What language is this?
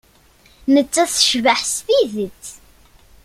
Kabyle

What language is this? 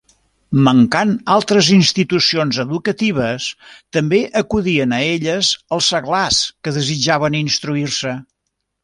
Catalan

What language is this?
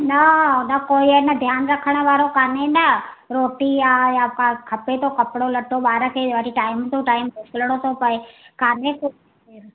Sindhi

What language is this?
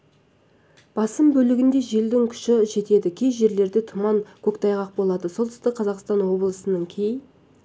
Kazakh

